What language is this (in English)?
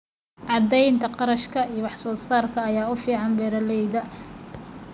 Somali